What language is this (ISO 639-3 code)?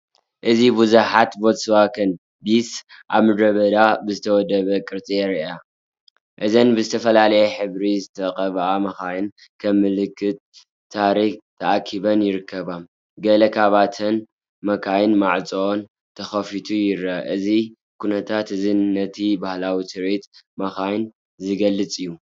tir